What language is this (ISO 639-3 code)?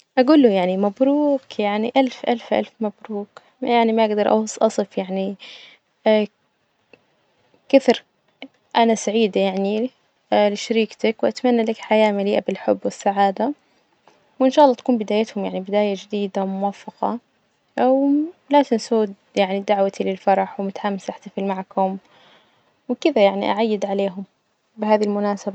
ars